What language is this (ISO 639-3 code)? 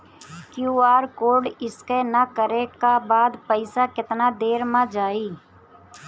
bho